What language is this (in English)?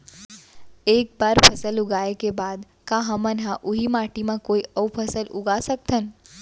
Chhattisgarhi